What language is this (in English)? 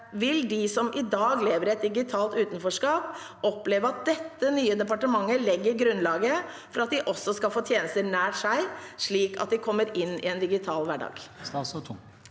Norwegian